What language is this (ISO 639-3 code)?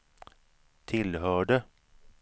swe